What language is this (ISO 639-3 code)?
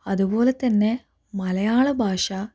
mal